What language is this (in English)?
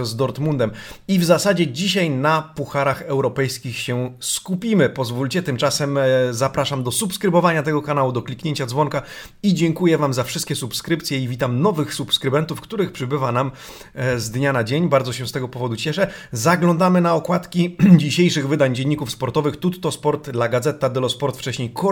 Polish